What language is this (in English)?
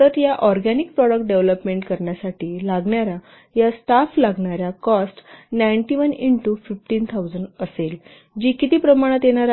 Marathi